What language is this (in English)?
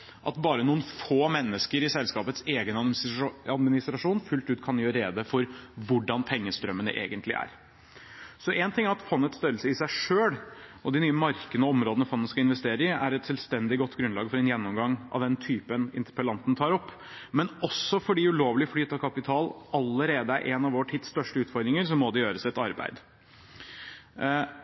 Norwegian Bokmål